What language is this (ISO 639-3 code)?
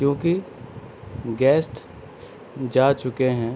urd